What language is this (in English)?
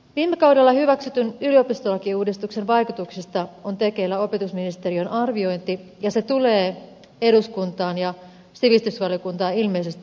Finnish